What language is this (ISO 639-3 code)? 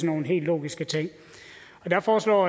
dan